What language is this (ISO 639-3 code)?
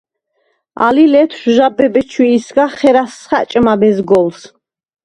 sva